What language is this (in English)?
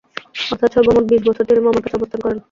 Bangla